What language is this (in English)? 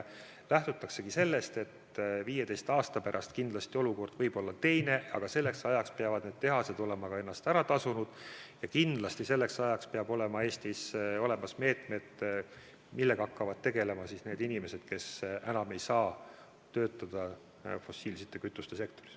Estonian